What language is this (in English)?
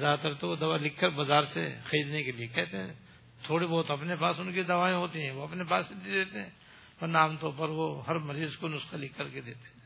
Urdu